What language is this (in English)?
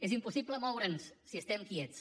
Catalan